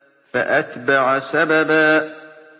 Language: Arabic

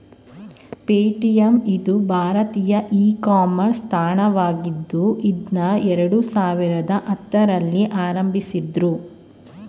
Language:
Kannada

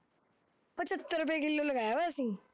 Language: Punjabi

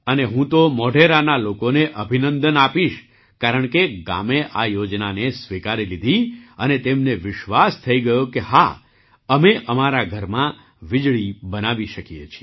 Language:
Gujarati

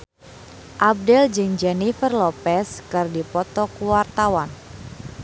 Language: Sundanese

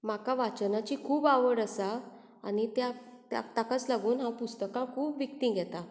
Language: Konkani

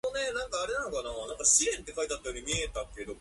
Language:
Japanese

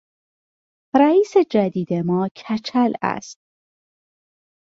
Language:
Persian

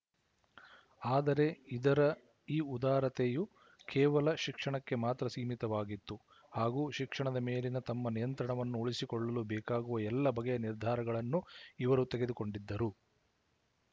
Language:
Kannada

